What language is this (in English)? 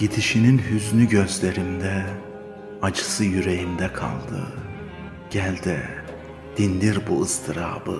Turkish